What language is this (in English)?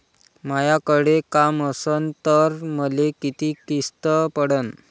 Marathi